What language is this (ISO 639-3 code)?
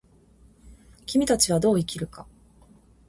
jpn